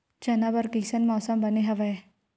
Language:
Chhattisgarhi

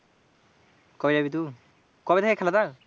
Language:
Bangla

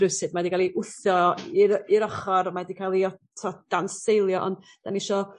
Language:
Welsh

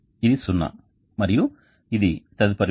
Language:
Telugu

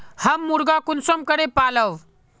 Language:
Magahi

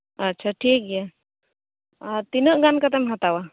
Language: Santali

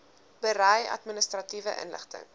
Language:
Afrikaans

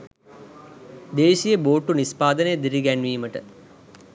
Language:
Sinhala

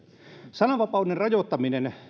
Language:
Finnish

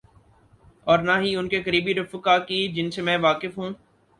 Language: Urdu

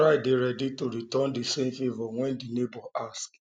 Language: Nigerian Pidgin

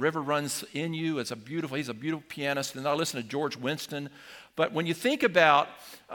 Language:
English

